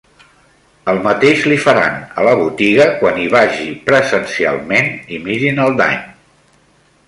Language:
Catalan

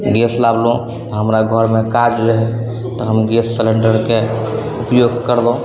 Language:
Maithili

